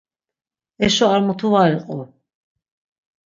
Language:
Laz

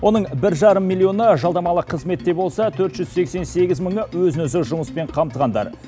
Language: Kazakh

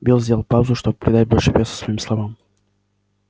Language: Russian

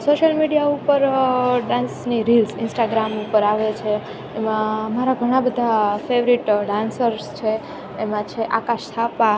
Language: Gujarati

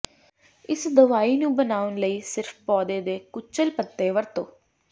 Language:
Punjabi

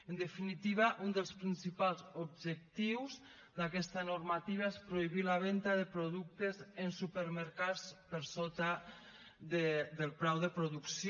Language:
Catalan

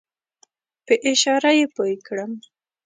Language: Pashto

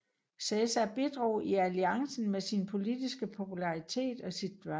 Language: Danish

